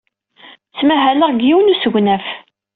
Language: Kabyle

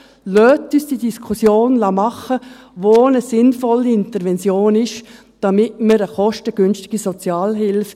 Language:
Swiss German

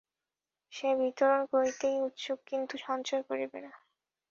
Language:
Bangla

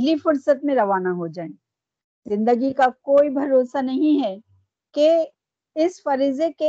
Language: Urdu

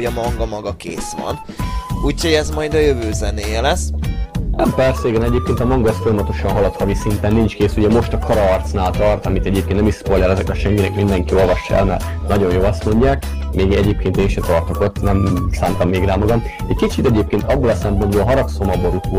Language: Hungarian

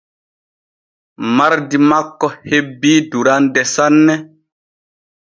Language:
Borgu Fulfulde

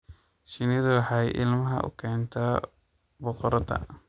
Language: Somali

